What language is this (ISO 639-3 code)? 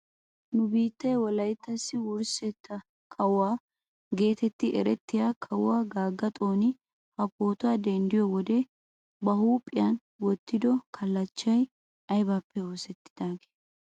wal